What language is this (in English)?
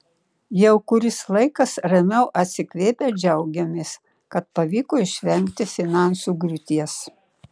Lithuanian